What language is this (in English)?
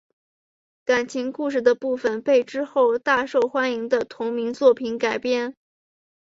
Chinese